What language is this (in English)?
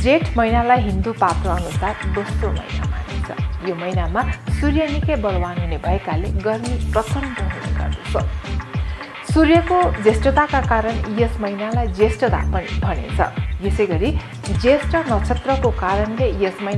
Romanian